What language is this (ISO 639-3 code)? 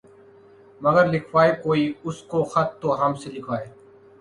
urd